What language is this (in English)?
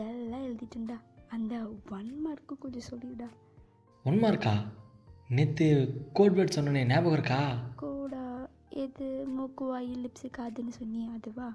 Tamil